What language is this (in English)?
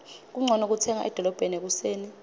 Swati